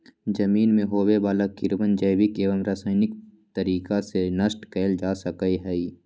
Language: Magahi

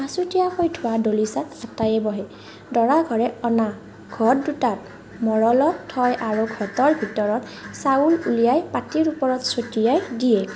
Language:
Assamese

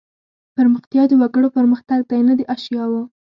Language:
Pashto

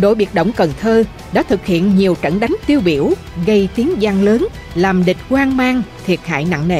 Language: Vietnamese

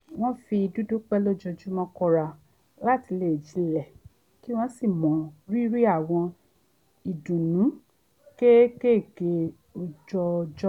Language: Yoruba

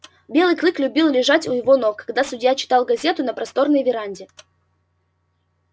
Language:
Russian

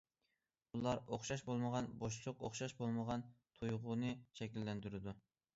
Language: Uyghur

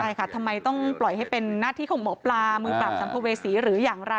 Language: Thai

